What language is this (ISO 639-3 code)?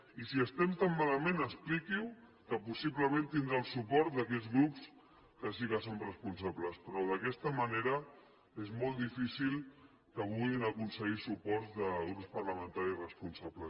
cat